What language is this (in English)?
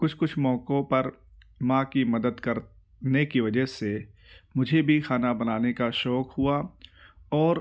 Urdu